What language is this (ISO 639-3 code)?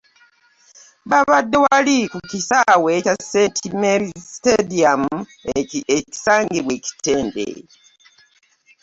lug